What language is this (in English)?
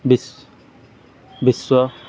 Odia